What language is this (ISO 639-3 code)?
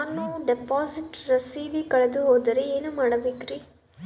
kan